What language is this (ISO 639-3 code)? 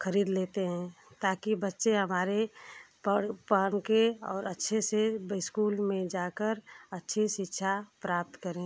hin